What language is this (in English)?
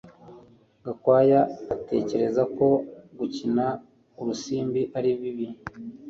Kinyarwanda